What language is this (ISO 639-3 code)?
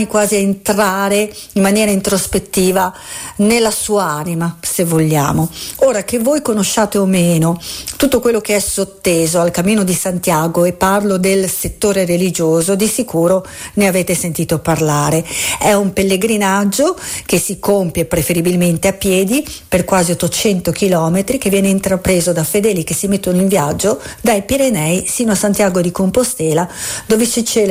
ita